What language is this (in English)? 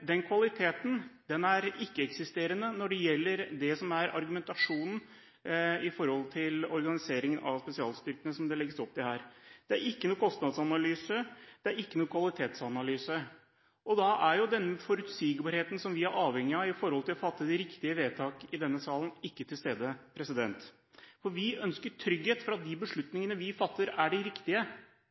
Norwegian Bokmål